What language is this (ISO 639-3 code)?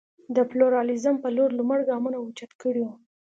pus